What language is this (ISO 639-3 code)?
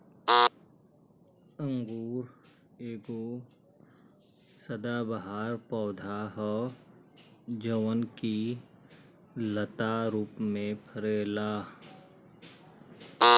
bho